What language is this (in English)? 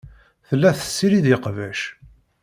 Kabyle